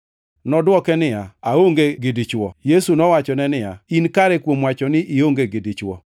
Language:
Luo (Kenya and Tanzania)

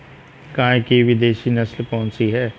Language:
Hindi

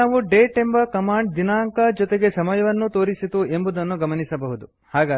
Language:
Kannada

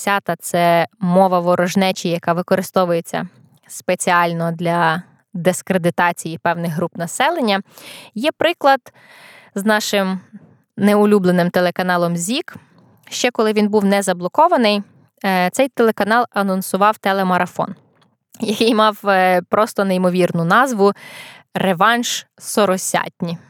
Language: Ukrainian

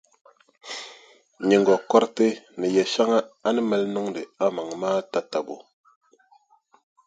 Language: Dagbani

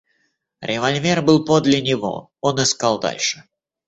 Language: Russian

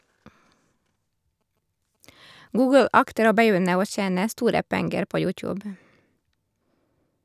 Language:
Norwegian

